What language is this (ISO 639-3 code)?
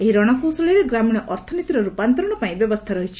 ori